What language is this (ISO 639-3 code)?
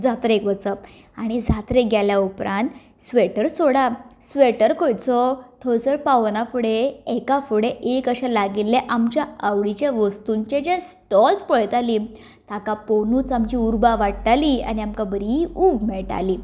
kok